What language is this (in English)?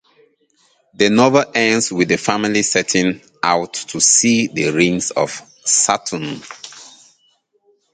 English